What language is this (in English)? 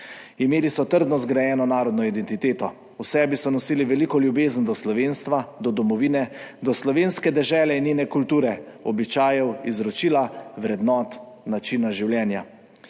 Slovenian